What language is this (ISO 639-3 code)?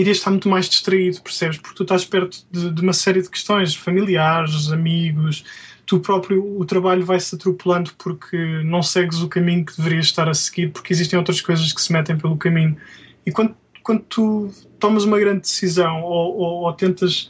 por